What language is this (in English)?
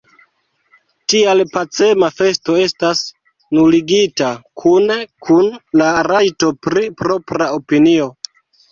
Esperanto